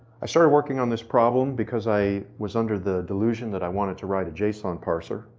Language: English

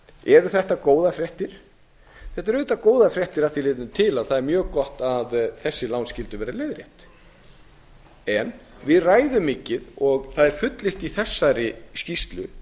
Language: Icelandic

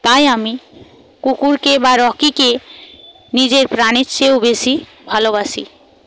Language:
Bangla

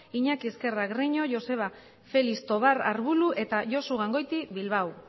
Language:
Basque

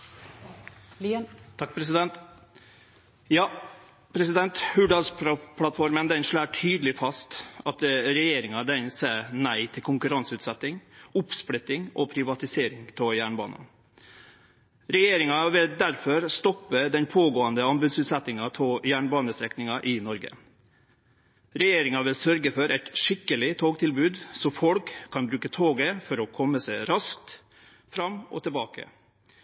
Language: Norwegian Nynorsk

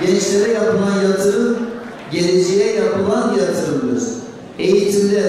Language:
Turkish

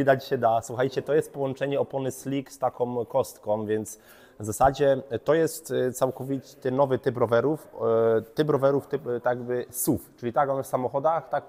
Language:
Polish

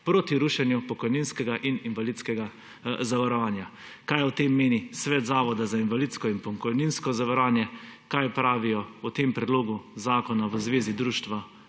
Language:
Slovenian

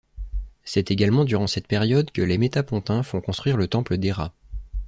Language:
French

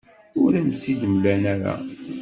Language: Kabyle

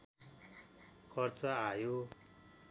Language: Nepali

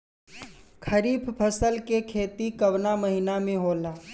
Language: Bhojpuri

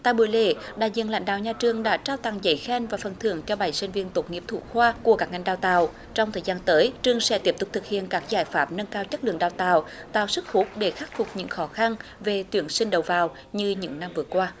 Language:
Vietnamese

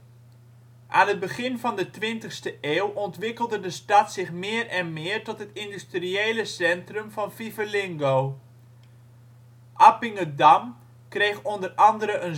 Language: Dutch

